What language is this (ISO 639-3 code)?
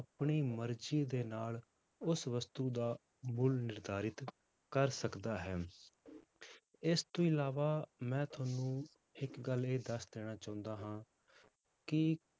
pan